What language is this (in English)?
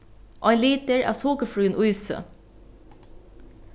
Faroese